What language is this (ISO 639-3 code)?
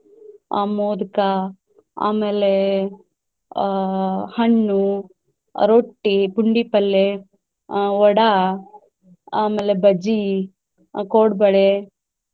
kan